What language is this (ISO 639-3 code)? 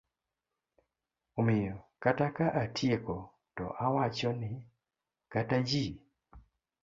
luo